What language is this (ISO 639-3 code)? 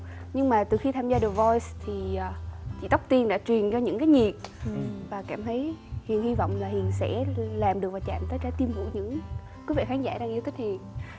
vie